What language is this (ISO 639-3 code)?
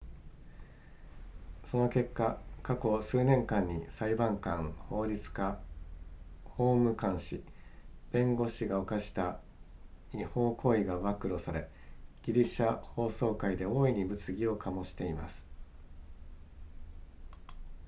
jpn